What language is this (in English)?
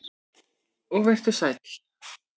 Icelandic